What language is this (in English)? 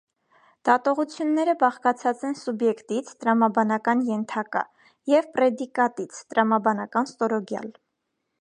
Armenian